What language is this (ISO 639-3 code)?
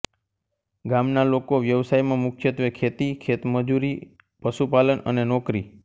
guj